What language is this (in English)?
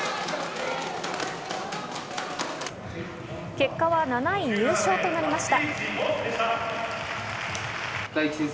Japanese